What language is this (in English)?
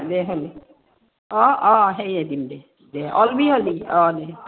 Assamese